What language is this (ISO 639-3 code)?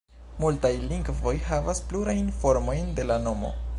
epo